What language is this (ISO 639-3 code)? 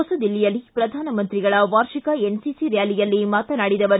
kan